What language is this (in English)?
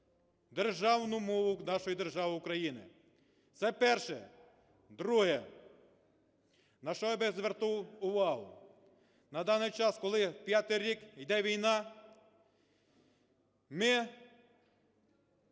Ukrainian